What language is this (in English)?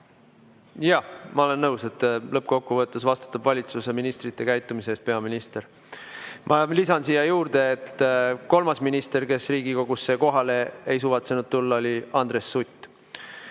Estonian